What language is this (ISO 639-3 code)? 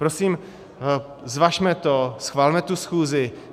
ces